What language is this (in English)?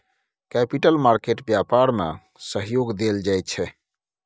Maithili